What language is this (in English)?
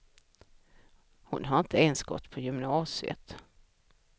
Swedish